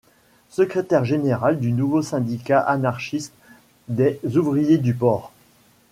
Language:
French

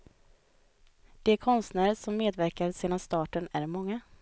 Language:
Swedish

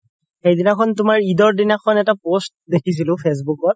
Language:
Assamese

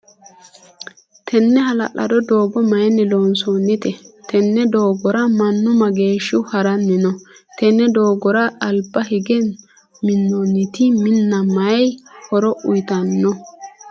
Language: Sidamo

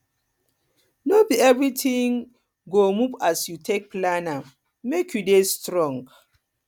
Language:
Nigerian Pidgin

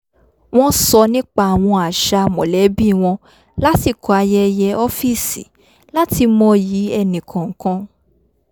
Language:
Yoruba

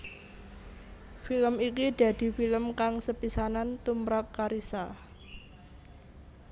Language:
Javanese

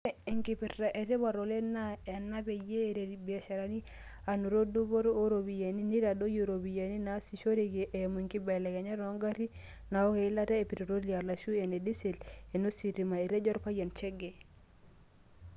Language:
Masai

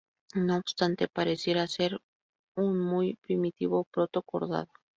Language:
Spanish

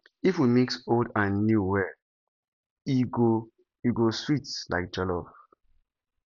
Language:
Nigerian Pidgin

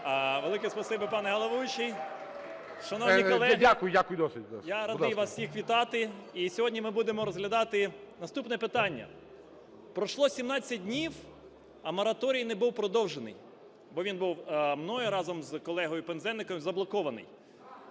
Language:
Ukrainian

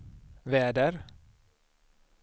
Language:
Swedish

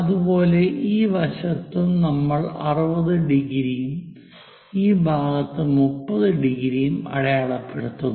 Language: Malayalam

